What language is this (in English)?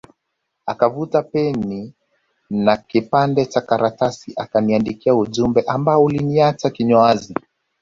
Swahili